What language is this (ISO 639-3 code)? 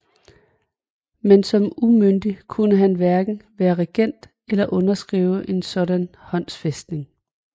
dan